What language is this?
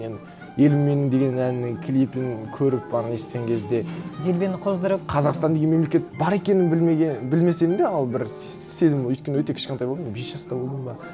Kazakh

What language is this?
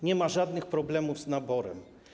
Polish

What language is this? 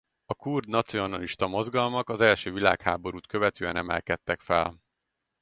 Hungarian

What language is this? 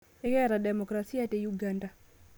Masai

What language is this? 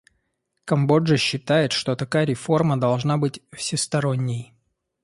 Russian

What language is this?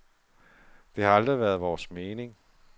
Danish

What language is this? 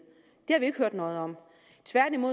Danish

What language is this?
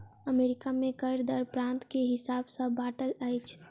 Maithili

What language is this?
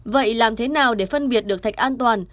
Vietnamese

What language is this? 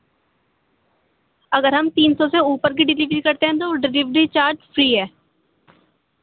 Urdu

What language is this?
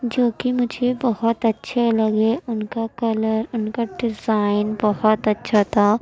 Urdu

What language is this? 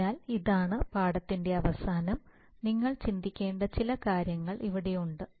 Malayalam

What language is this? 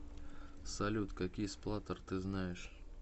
Russian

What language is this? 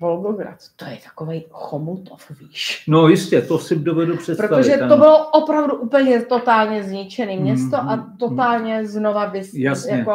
Czech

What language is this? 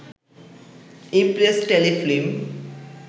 Bangla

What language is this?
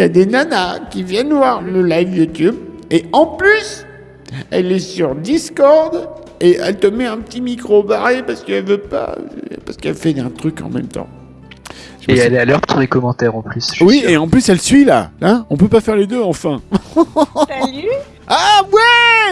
French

